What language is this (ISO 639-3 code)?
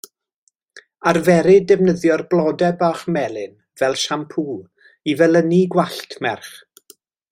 cym